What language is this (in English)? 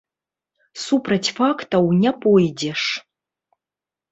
Belarusian